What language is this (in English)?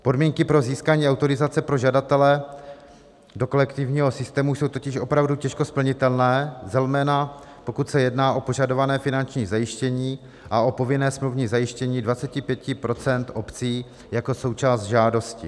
Czech